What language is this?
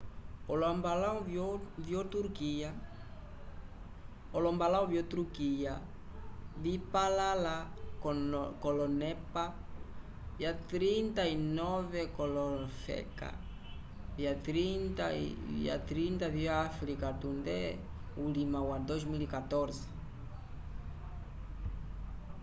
Umbundu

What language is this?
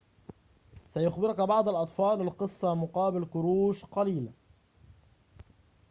Arabic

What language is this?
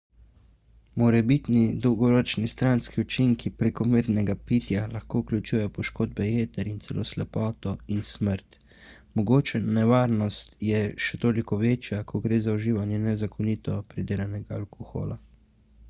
Slovenian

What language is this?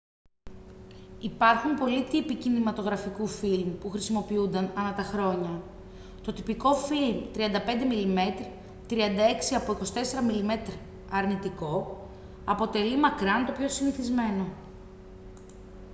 Greek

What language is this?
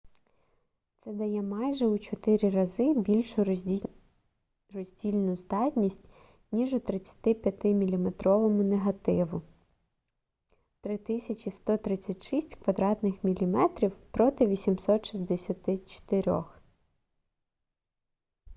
Ukrainian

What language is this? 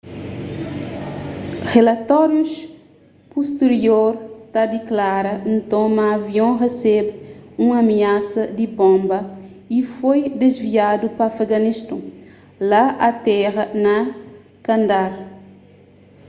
Kabuverdianu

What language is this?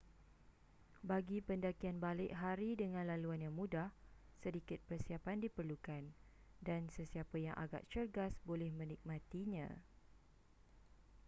Malay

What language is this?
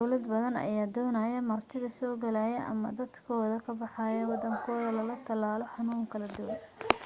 Somali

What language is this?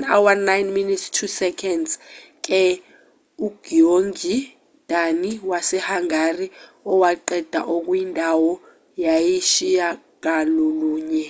Zulu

